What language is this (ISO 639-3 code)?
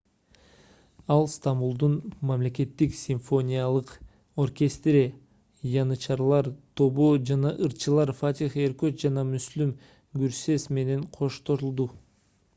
kir